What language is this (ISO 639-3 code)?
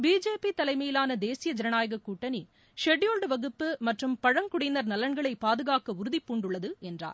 tam